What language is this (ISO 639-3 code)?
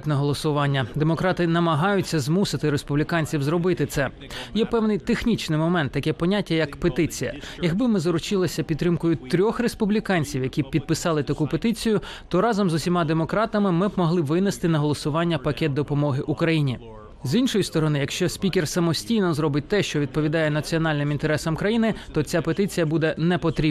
ukr